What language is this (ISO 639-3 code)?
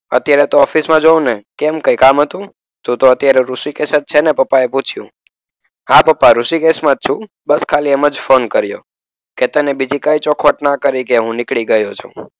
guj